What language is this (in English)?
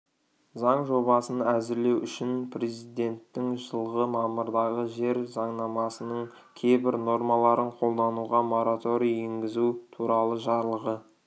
Kazakh